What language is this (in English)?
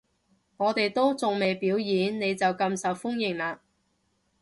Cantonese